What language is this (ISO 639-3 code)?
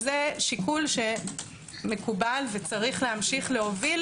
heb